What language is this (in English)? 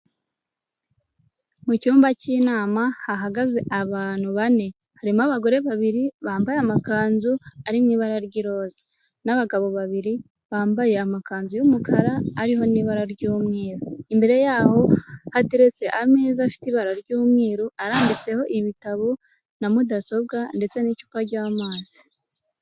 Kinyarwanda